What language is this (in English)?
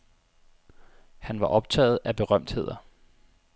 Danish